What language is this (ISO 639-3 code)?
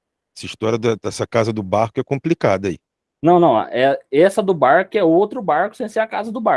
por